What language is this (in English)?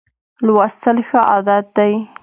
Pashto